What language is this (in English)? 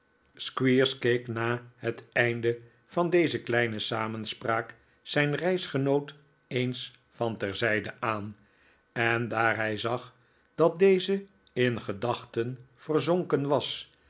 Dutch